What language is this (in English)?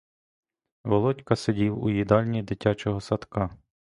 Ukrainian